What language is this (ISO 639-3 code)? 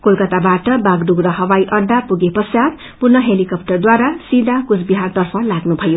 nep